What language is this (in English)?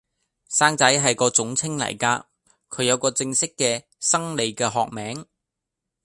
Cantonese